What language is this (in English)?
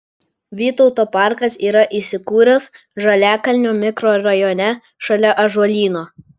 Lithuanian